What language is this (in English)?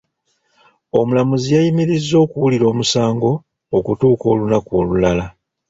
Ganda